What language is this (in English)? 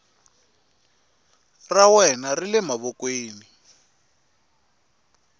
Tsonga